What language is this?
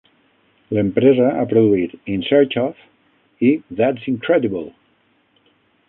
Catalan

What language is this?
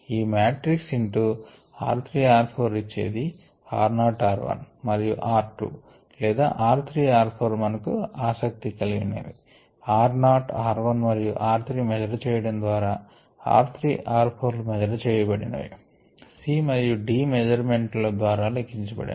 Telugu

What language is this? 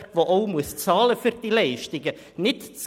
Swiss German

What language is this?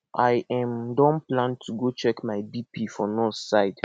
Nigerian Pidgin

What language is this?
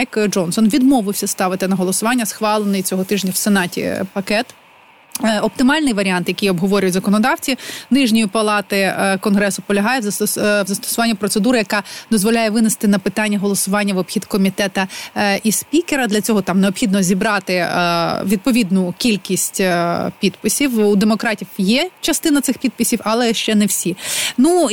Ukrainian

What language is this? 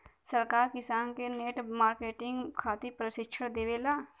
Bhojpuri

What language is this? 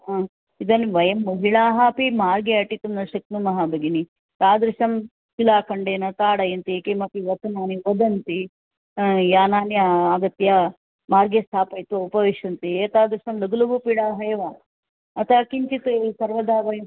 Sanskrit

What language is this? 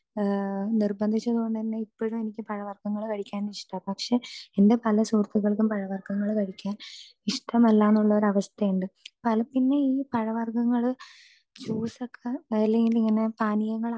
Malayalam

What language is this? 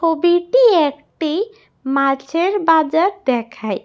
Bangla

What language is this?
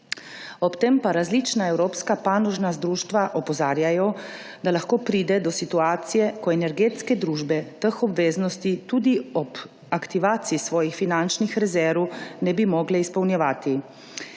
Slovenian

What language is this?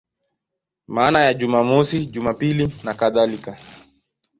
Swahili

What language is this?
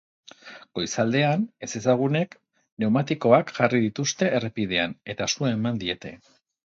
Basque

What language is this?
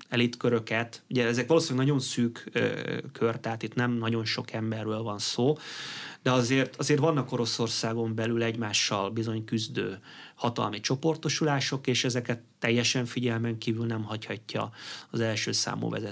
Hungarian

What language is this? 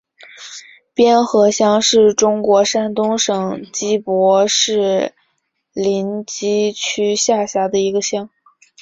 Chinese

